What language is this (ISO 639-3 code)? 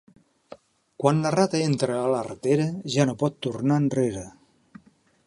cat